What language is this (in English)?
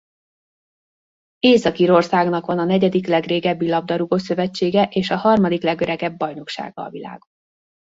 Hungarian